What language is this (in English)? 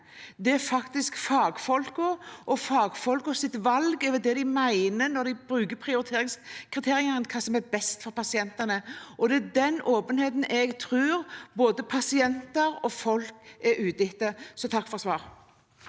Norwegian